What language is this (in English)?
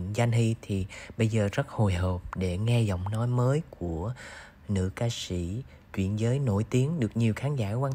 Vietnamese